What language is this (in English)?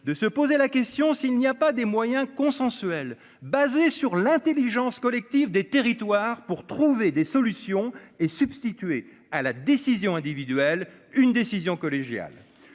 French